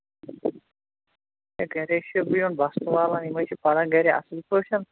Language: Kashmiri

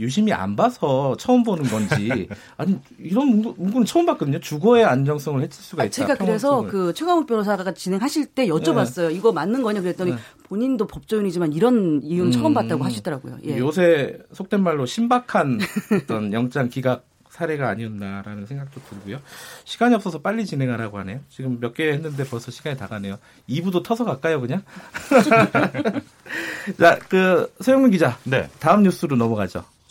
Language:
Korean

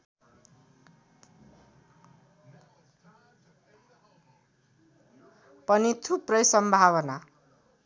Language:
Nepali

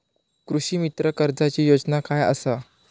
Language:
Marathi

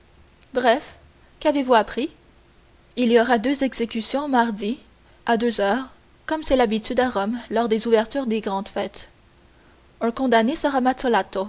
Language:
French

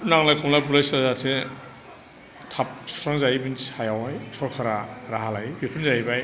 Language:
Bodo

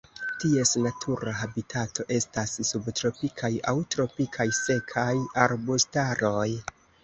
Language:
Esperanto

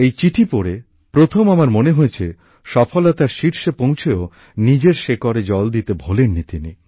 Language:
Bangla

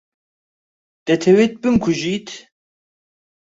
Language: Central Kurdish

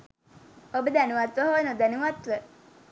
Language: Sinhala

